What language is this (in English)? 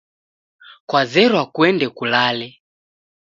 Taita